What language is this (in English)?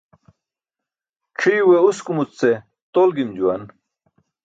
Burushaski